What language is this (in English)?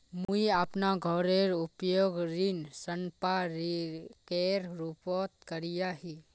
Magahi